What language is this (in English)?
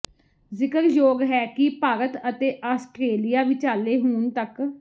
Punjabi